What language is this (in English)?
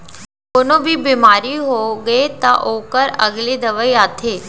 Chhattisgarhi